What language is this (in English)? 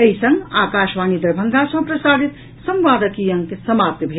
Maithili